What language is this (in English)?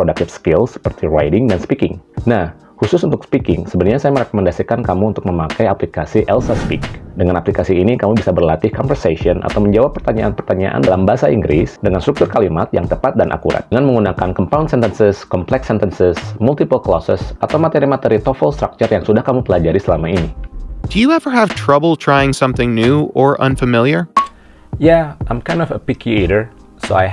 Indonesian